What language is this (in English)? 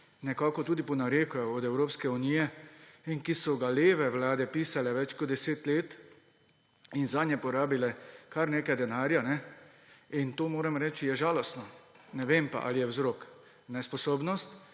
Slovenian